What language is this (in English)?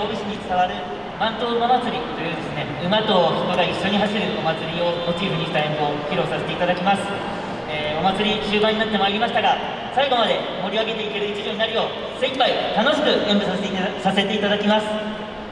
Japanese